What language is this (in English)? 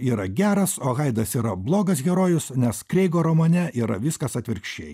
Lithuanian